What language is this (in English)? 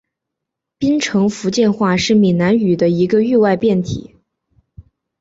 Chinese